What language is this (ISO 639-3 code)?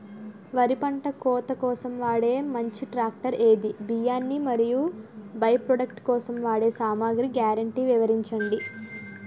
tel